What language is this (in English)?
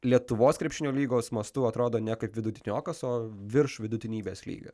Lithuanian